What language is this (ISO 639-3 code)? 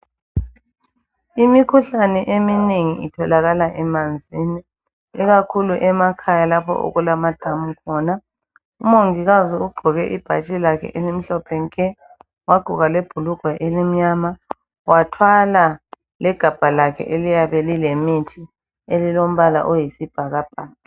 nde